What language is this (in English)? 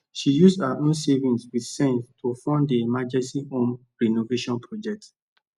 Nigerian Pidgin